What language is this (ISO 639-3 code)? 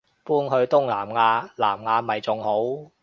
yue